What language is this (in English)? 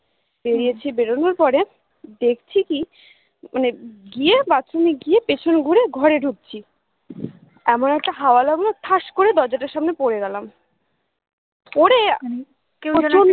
Bangla